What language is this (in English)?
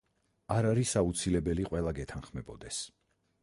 Georgian